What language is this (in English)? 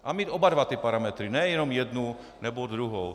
Czech